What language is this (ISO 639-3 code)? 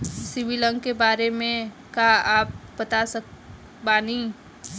bho